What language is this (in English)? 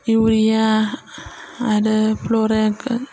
Bodo